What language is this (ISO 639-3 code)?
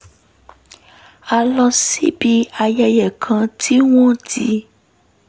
yor